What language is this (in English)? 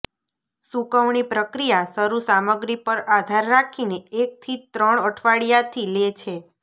Gujarati